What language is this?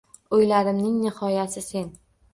Uzbek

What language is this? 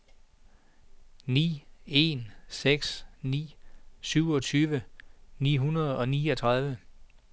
Danish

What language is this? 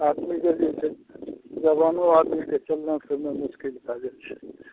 Maithili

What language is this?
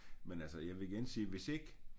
Danish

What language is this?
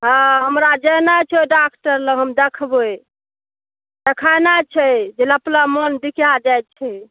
Maithili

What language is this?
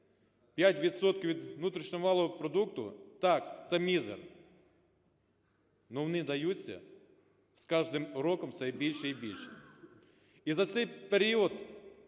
Ukrainian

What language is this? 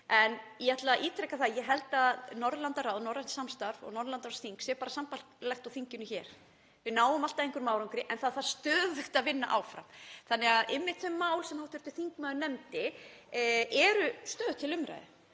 Icelandic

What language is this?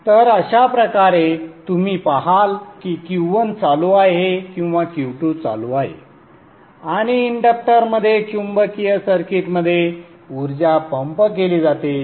Marathi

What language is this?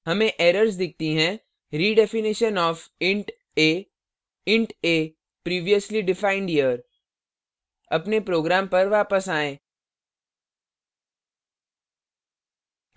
Hindi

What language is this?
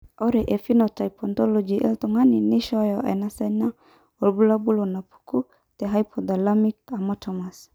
Masai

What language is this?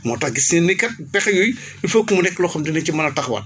Wolof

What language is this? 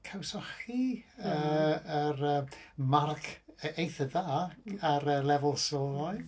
Welsh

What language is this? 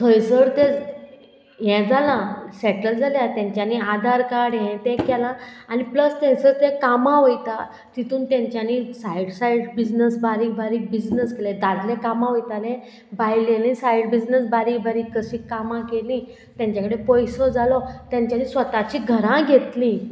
Konkani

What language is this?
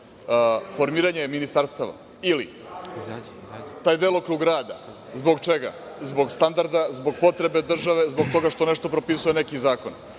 Serbian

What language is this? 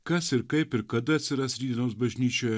Lithuanian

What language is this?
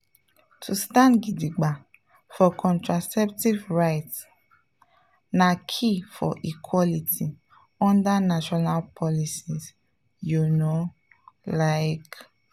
Nigerian Pidgin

